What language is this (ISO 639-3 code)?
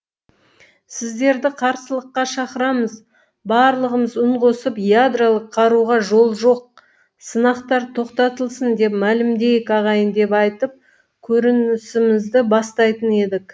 kaz